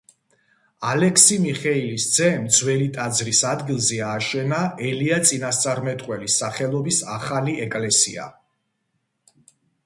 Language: Georgian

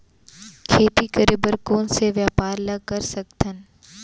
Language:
Chhattisgarhi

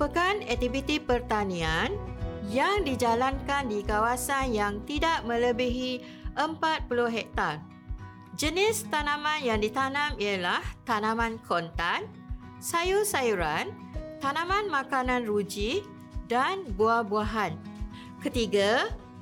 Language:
Malay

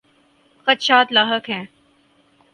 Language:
Urdu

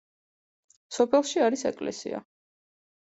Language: Georgian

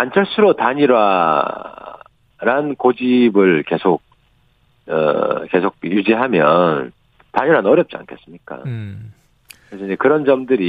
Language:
Korean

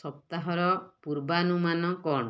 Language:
Odia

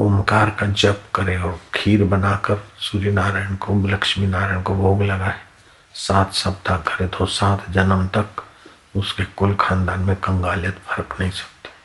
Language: Hindi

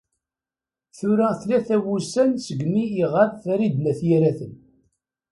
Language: Kabyle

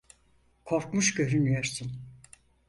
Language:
Turkish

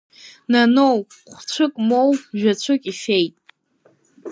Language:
Abkhazian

